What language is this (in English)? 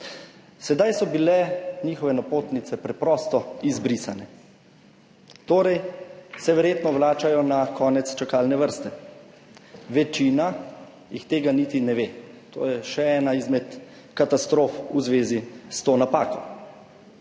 Slovenian